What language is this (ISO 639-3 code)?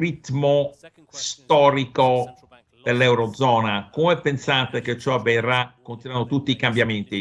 ita